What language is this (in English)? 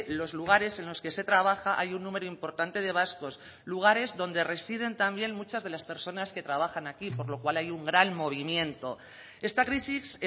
Spanish